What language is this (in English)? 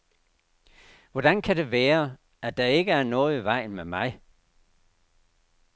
Danish